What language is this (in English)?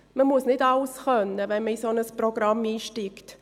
Swiss German